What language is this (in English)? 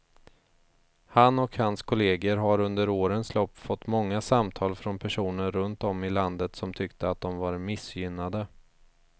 Swedish